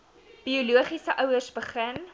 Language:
Afrikaans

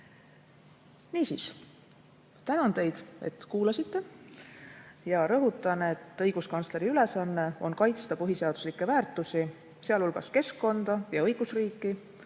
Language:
Estonian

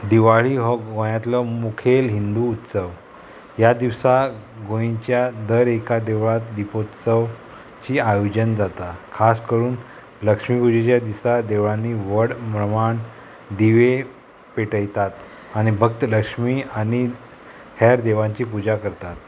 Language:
Konkani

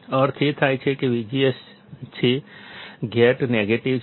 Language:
Gujarati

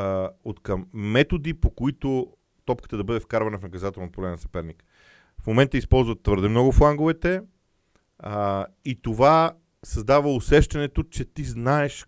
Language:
Bulgarian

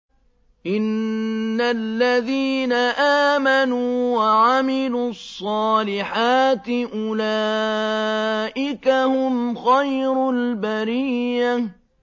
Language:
Arabic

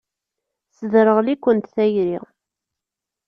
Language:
Kabyle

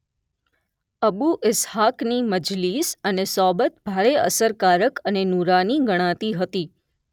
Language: Gujarati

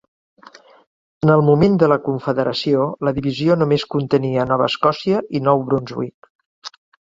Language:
Catalan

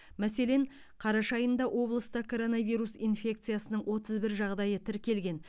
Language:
Kazakh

